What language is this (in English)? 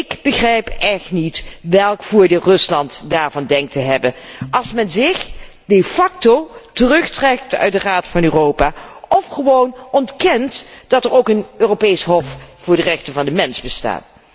Dutch